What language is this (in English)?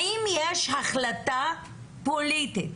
Hebrew